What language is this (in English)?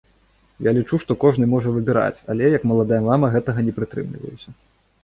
Belarusian